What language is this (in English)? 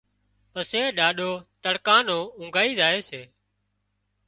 Wadiyara Koli